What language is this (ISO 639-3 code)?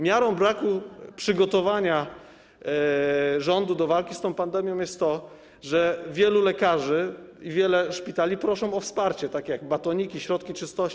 pol